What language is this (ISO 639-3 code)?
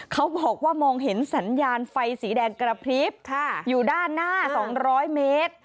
tha